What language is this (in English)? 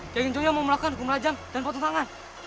Indonesian